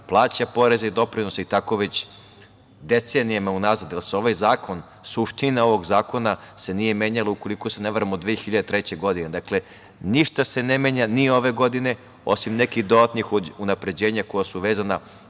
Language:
Serbian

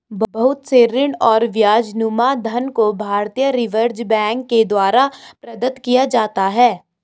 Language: Hindi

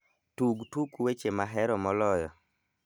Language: Luo (Kenya and Tanzania)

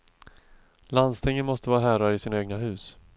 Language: Swedish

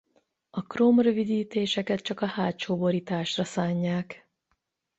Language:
Hungarian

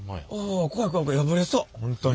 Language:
Japanese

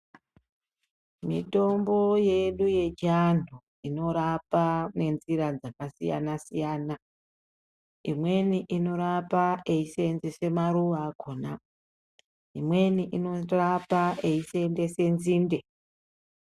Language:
Ndau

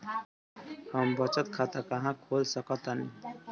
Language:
Bhojpuri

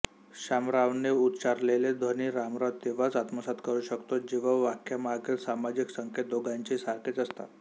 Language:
Marathi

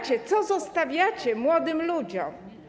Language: Polish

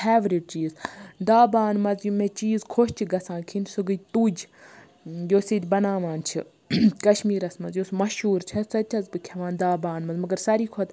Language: Kashmiri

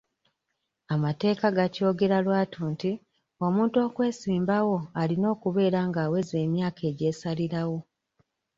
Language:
Ganda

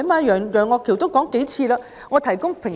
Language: Cantonese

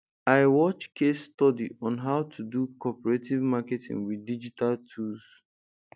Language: Nigerian Pidgin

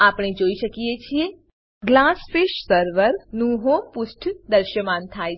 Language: Gujarati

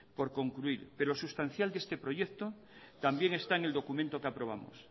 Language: Spanish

